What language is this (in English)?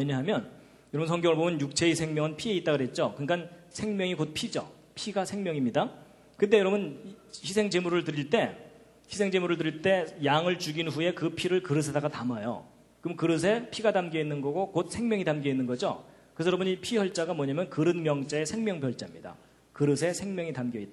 Korean